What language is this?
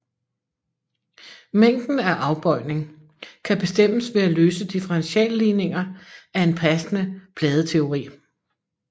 Danish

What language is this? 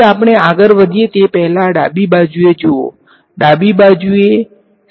Gujarati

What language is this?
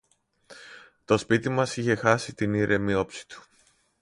Greek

